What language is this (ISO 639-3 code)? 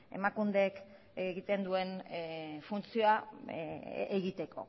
eus